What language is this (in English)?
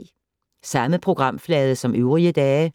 Danish